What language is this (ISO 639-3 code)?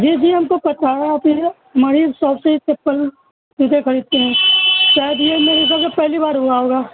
urd